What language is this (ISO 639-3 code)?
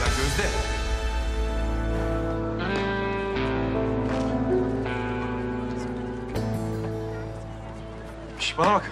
tur